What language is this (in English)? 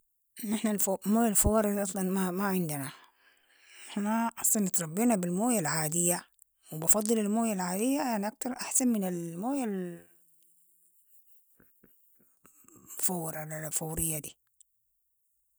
Sudanese Arabic